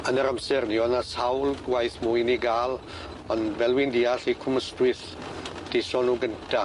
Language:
Welsh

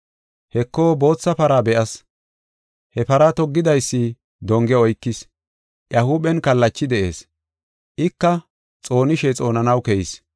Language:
Gofa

